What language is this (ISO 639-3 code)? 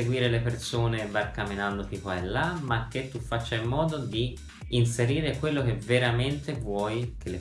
ita